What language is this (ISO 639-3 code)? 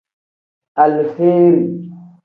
kdh